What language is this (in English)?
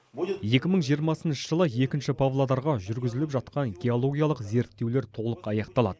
Kazakh